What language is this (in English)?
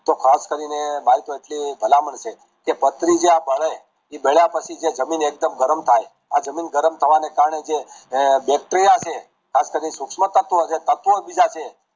Gujarati